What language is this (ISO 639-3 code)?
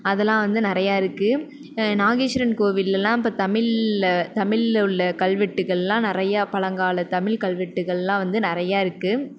tam